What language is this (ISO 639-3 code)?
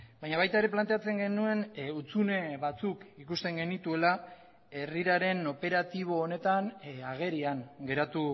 eus